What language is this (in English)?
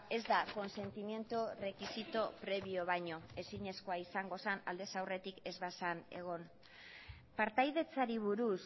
Basque